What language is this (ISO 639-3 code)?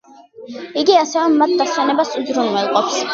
kat